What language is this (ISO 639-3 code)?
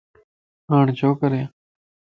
lss